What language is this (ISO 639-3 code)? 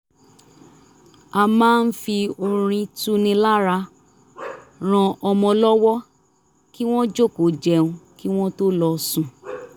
yor